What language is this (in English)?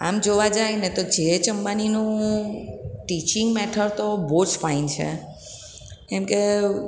Gujarati